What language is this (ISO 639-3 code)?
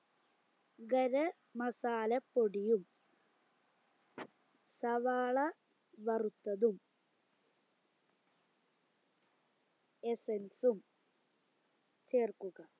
mal